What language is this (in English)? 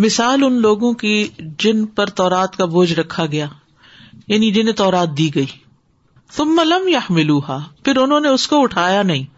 Urdu